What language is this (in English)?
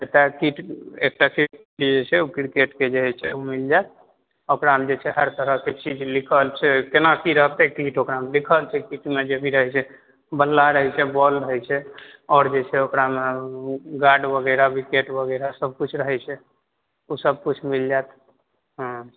Maithili